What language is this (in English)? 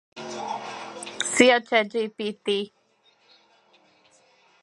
Hungarian